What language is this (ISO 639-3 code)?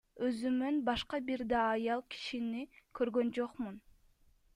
kir